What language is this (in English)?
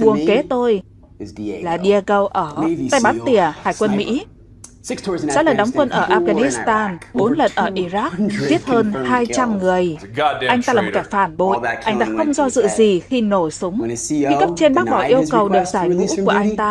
Vietnamese